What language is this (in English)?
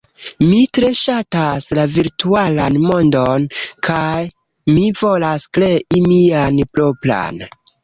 Esperanto